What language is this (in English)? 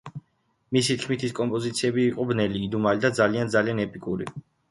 Georgian